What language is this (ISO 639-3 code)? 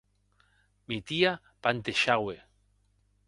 oci